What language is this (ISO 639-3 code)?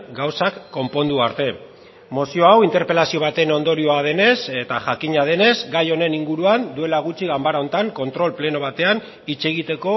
eus